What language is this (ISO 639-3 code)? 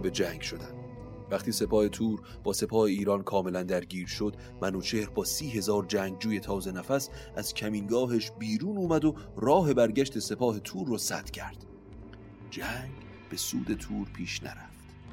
fas